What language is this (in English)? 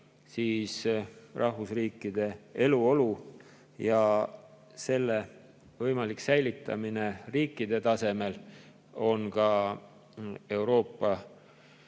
Estonian